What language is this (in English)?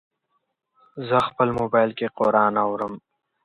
Pashto